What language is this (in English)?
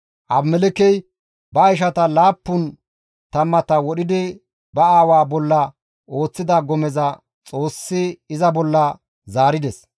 Gamo